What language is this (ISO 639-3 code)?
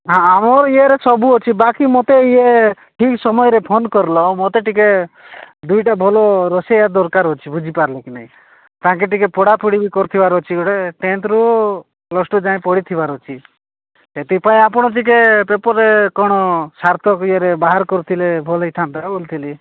ori